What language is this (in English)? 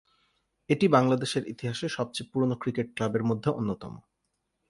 Bangla